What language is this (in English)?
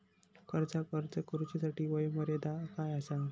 Marathi